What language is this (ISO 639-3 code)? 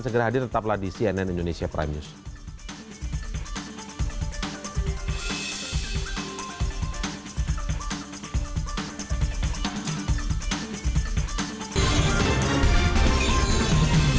ind